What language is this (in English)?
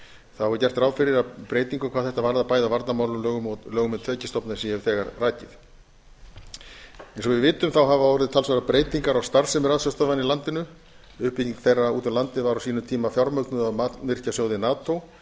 Icelandic